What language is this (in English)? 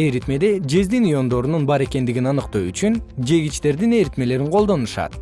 Kyrgyz